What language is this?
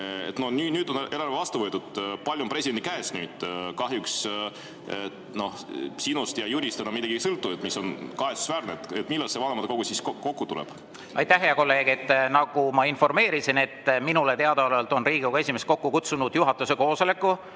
Estonian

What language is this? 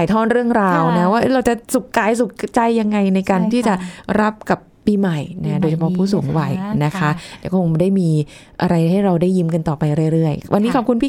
Thai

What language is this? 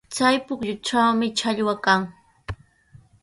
Sihuas Ancash Quechua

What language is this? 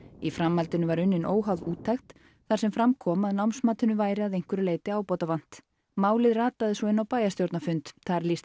Icelandic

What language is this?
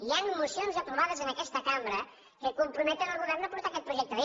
Catalan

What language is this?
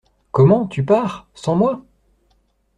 French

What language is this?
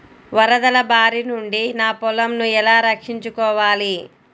Telugu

